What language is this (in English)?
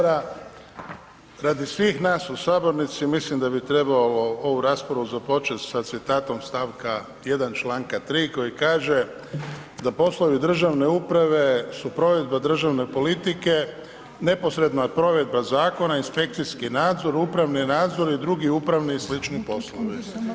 Croatian